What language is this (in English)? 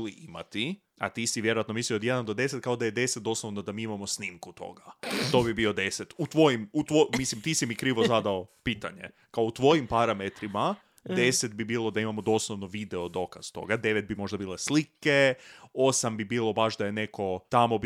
Croatian